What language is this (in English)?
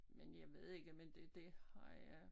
Danish